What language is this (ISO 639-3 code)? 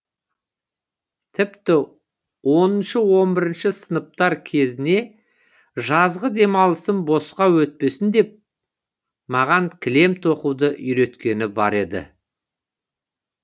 kaz